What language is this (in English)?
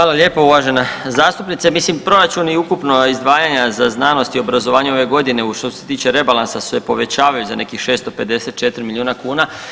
Croatian